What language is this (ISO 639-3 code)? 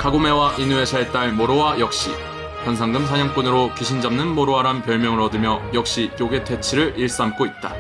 kor